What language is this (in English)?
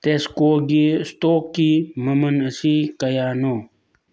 Manipuri